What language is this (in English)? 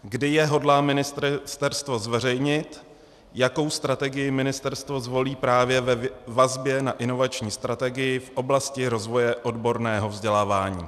Czech